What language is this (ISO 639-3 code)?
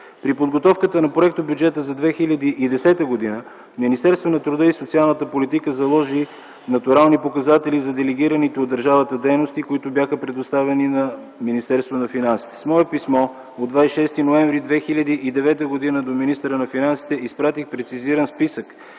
bul